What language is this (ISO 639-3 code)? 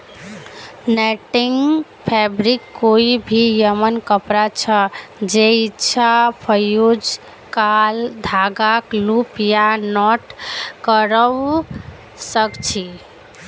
mag